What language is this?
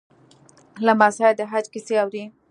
Pashto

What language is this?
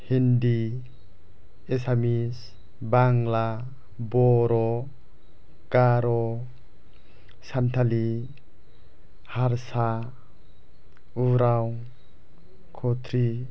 Bodo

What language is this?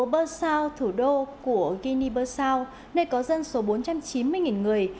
Vietnamese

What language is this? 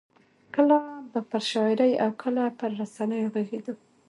Pashto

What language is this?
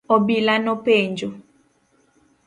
Luo (Kenya and Tanzania)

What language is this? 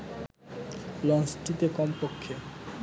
Bangla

